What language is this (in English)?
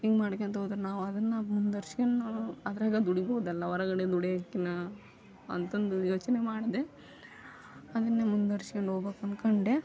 Kannada